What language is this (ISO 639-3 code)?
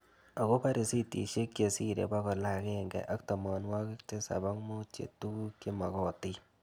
kln